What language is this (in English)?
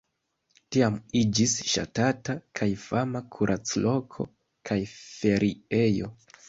Esperanto